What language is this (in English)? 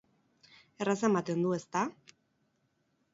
Basque